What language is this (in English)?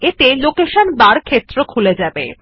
Bangla